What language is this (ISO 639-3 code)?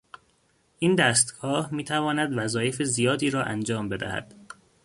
fas